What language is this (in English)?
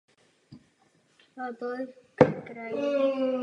Czech